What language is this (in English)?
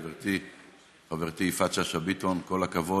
Hebrew